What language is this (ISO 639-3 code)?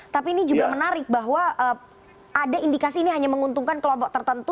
ind